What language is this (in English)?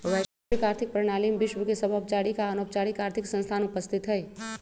Magahi